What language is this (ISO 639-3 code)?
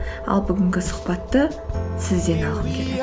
kaz